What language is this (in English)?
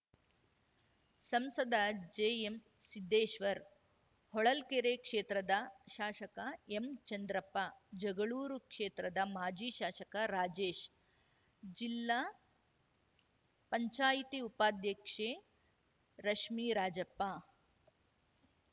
Kannada